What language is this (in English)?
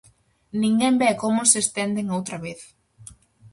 Galician